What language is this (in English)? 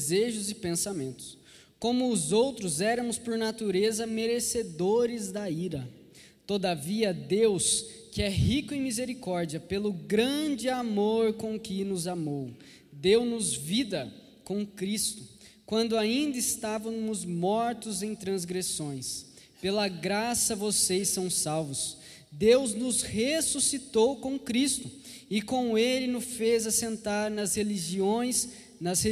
Portuguese